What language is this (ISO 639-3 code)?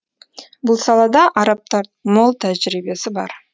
kaz